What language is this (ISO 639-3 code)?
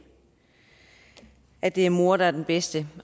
dan